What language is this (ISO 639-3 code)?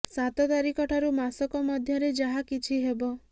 ori